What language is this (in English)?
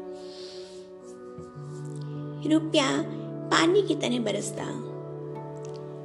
Hindi